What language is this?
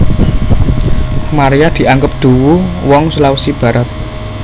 Javanese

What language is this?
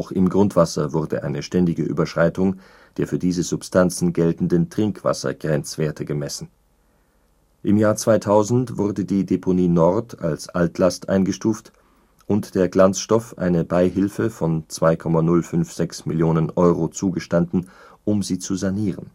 German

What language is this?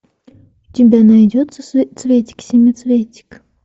Russian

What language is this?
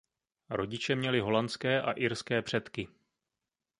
Czech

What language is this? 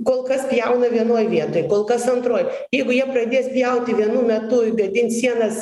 Lithuanian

